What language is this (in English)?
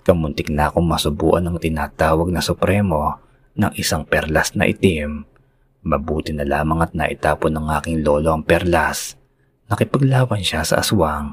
Filipino